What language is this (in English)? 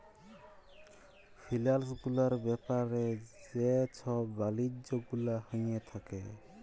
Bangla